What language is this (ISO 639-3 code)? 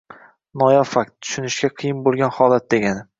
uzb